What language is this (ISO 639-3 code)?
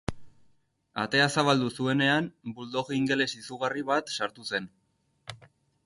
eus